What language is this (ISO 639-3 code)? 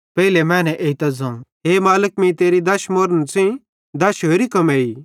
bhd